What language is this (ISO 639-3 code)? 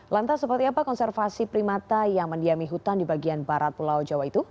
ind